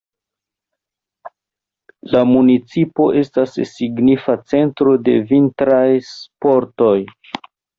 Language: Esperanto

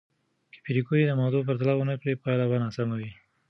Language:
Pashto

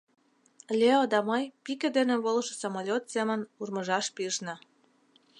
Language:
Mari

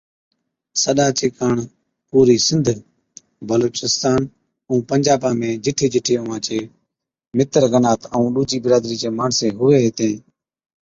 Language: Od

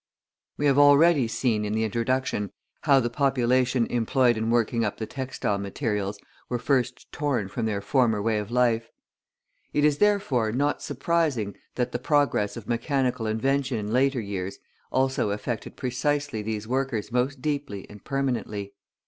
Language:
English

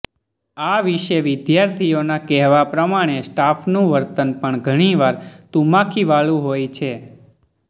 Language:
Gujarati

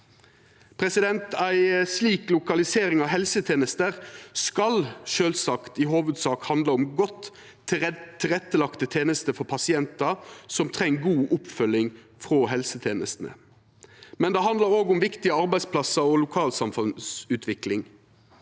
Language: Norwegian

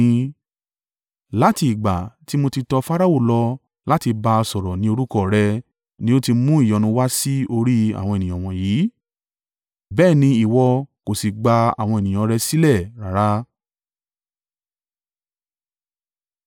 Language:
Yoruba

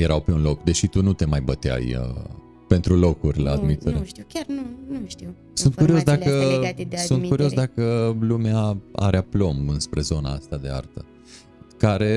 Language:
Romanian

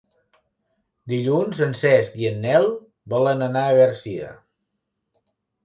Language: Catalan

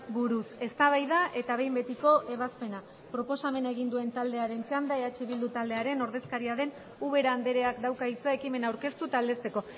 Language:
Basque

